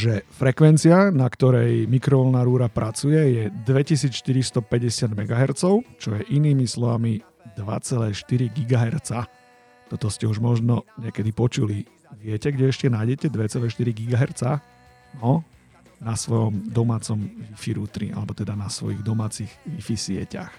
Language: Slovak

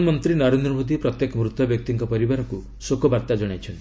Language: Odia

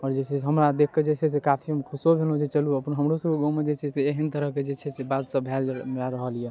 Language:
Maithili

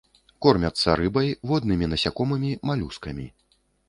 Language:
Belarusian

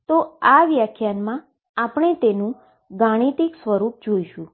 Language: Gujarati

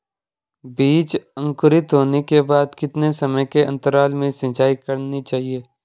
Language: Hindi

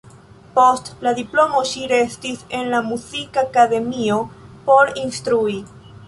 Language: Esperanto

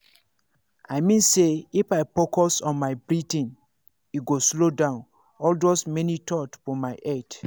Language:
Nigerian Pidgin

